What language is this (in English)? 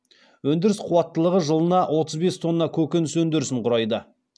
Kazakh